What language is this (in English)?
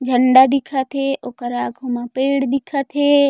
Chhattisgarhi